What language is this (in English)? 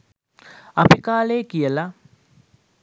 Sinhala